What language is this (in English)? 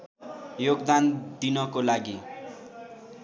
Nepali